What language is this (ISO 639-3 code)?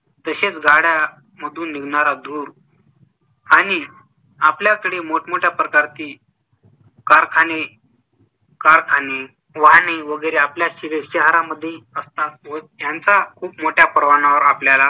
mar